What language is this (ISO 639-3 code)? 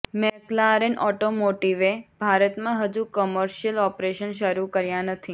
guj